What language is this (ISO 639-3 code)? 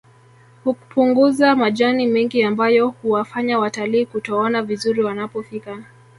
swa